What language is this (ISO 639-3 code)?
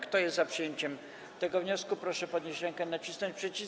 pol